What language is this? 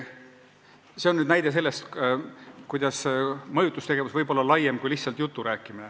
Estonian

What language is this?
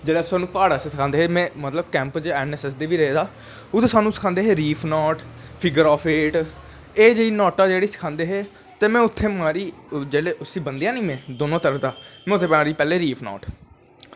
Dogri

